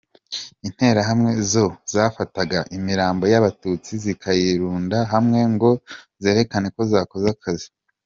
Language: Kinyarwanda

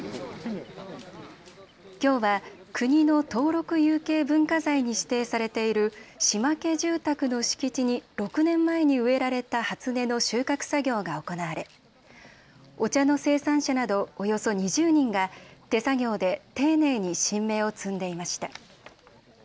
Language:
Japanese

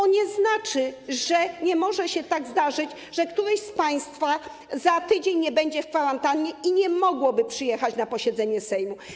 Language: Polish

